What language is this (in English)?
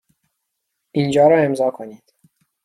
Persian